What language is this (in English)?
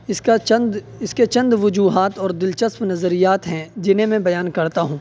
Urdu